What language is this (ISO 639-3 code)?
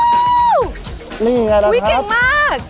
tha